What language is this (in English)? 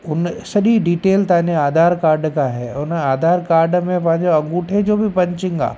Sindhi